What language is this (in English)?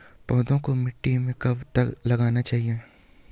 Hindi